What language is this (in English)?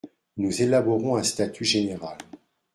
French